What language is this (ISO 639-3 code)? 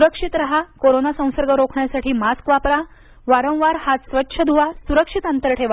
mar